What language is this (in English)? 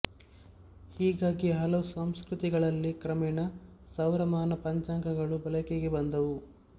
Kannada